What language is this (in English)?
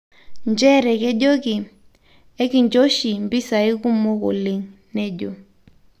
Masai